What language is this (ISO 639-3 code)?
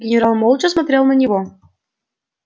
rus